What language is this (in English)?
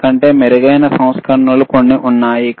Telugu